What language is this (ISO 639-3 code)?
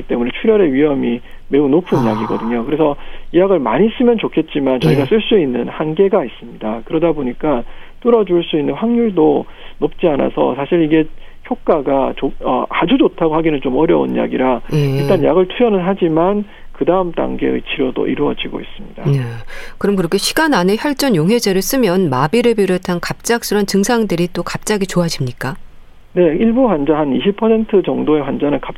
kor